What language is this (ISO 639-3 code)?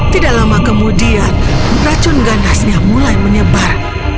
ind